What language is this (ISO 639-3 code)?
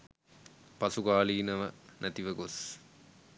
sin